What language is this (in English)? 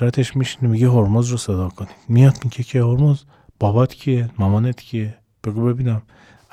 Persian